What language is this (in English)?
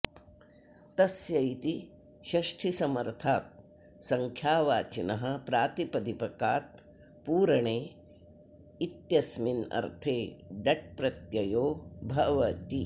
Sanskrit